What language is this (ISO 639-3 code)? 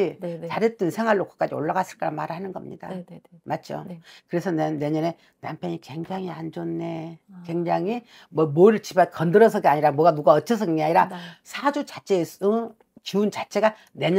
kor